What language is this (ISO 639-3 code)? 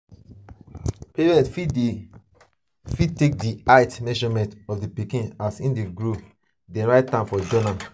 pcm